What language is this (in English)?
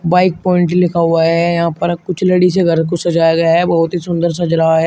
Hindi